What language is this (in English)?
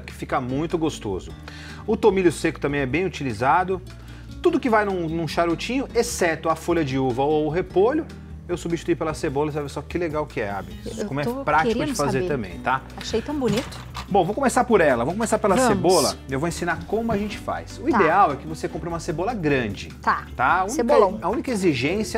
Portuguese